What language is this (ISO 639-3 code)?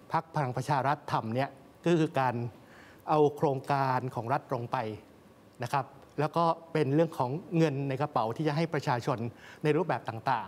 tha